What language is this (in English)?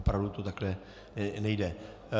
Czech